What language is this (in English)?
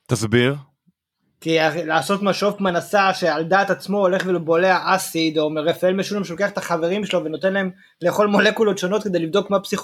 Hebrew